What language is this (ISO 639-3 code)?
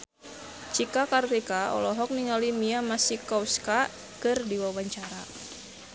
sun